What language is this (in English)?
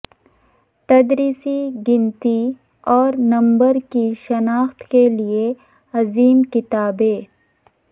Urdu